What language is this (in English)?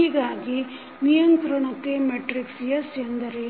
Kannada